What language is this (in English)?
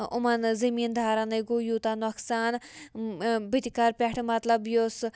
Kashmiri